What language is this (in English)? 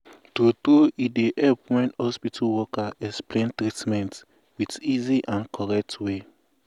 Nigerian Pidgin